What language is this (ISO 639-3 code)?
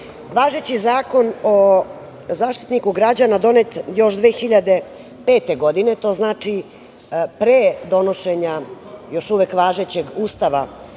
srp